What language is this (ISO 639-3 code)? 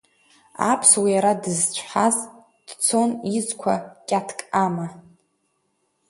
abk